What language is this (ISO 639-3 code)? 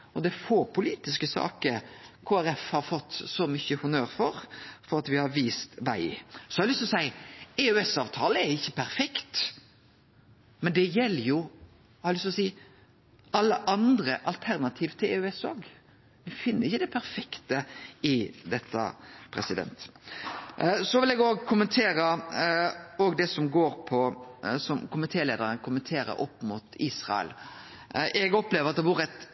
nno